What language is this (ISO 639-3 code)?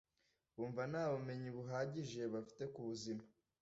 kin